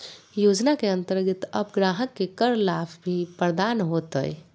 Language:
Magahi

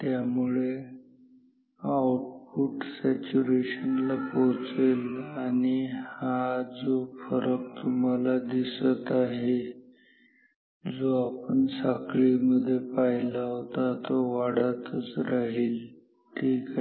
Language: Marathi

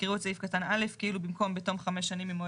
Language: Hebrew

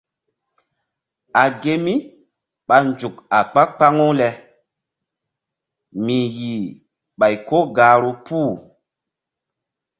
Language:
Mbum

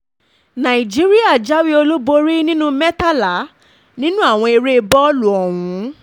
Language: Yoruba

